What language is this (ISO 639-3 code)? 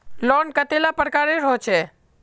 mag